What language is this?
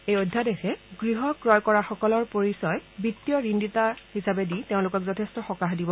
Assamese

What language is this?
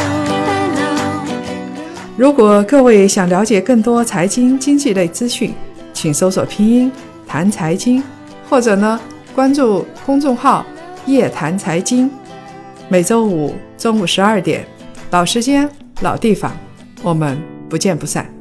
Chinese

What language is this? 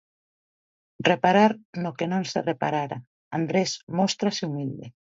Galician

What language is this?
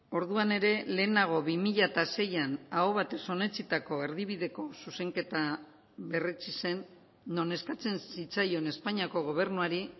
Basque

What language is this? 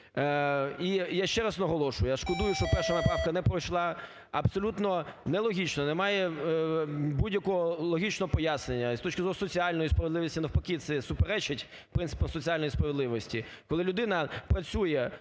Ukrainian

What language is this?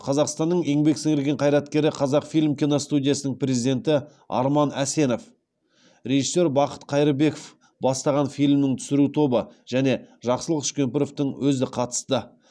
Kazakh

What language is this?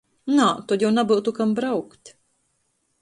Latgalian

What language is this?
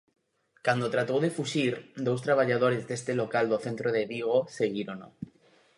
Galician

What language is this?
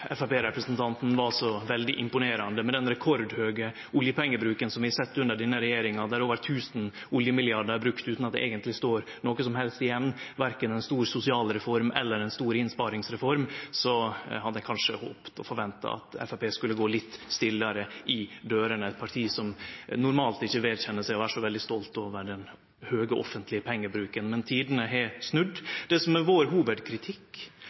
Norwegian Nynorsk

